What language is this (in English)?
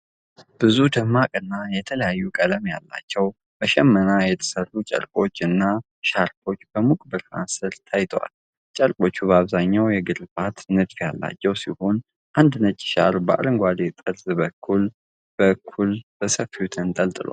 Amharic